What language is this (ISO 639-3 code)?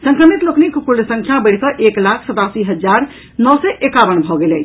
mai